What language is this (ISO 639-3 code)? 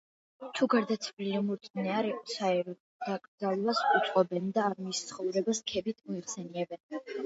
kat